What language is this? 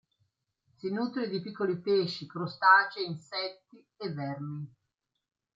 Italian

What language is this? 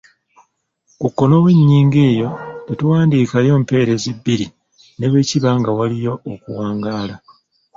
Ganda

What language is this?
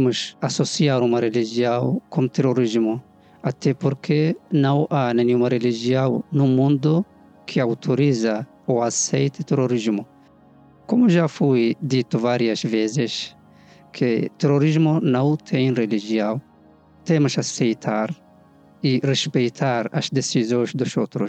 Portuguese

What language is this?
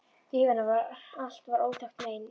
Icelandic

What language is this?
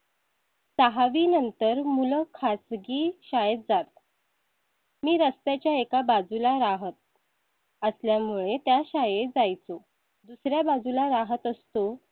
Marathi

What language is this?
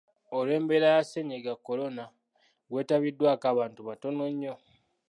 Ganda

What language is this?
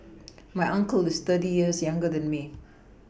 English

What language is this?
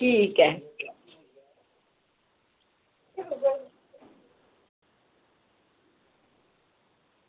Dogri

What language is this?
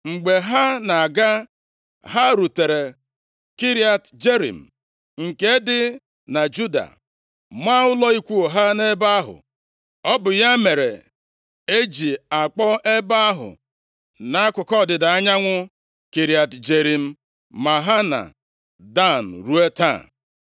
Igbo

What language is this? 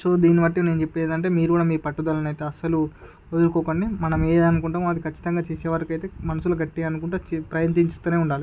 Telugu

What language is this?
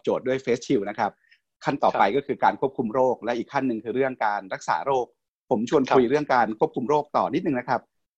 Thai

